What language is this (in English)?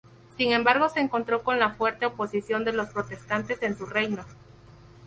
Spanish